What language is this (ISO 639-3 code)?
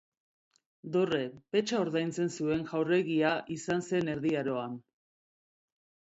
eus